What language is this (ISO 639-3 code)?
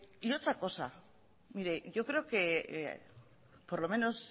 spa